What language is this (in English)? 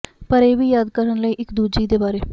Punjabi